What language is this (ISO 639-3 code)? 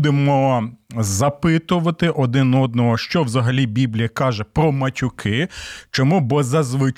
ukr